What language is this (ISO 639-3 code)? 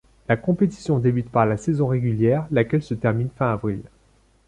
fra